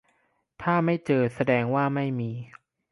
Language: Thai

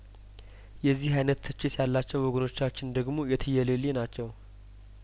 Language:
Amharic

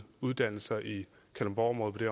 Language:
Danish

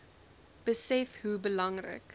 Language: Afrikaans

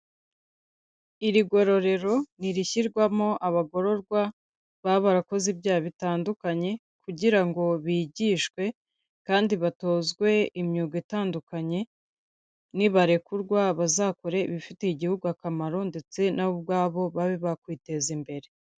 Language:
Kinyarwanda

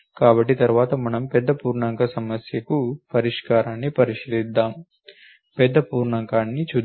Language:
Telugu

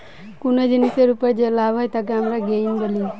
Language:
Bangla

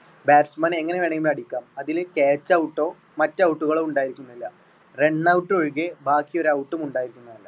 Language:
Malayalam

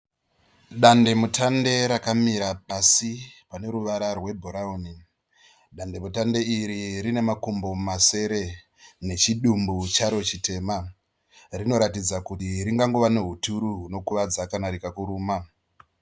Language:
Shona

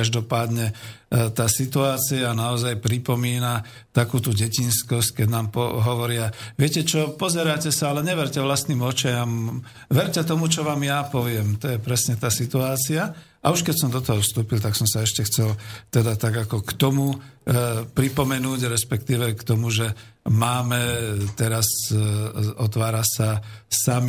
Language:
Slovak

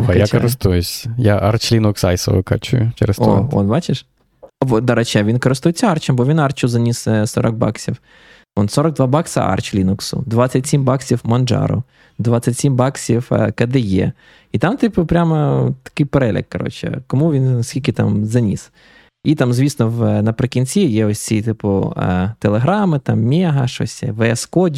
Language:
Ukrainian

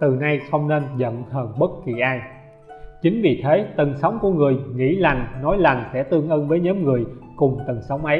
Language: Vietnamese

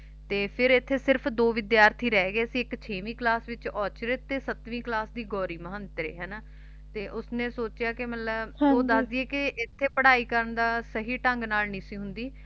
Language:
Punjabi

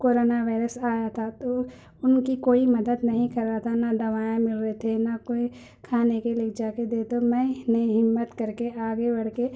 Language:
Urdu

